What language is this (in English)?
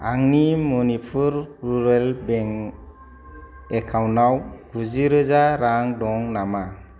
Bodo